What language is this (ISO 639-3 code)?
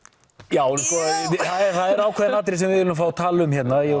isl